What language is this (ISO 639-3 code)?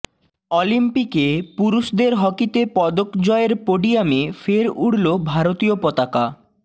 ben